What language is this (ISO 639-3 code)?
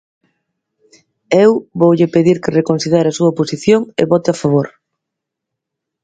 glg